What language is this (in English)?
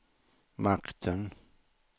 Swedish